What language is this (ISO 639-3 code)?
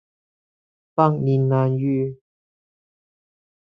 yue